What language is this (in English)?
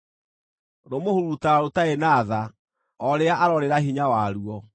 Kikuyu